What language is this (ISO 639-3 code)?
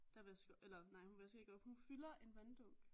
dan